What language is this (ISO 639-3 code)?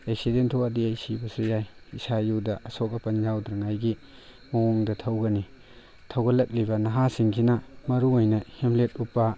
mni